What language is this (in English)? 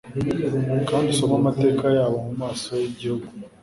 Kinyarwanda